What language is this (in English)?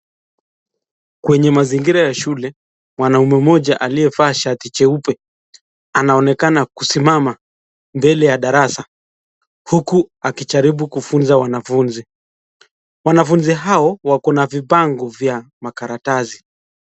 Swahili